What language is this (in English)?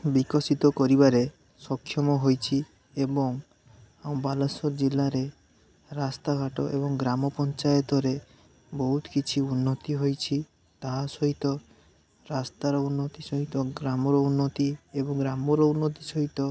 Odia